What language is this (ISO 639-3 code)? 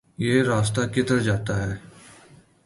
urd